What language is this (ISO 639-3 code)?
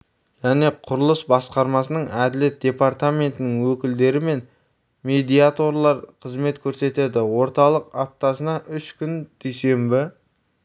kaz